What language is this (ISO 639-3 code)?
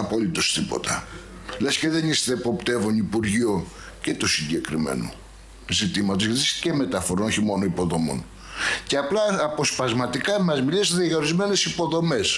ell